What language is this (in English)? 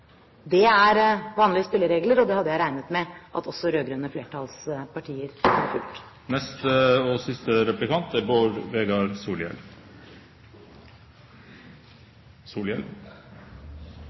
Norwegian